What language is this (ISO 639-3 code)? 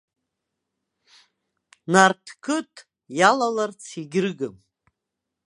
abk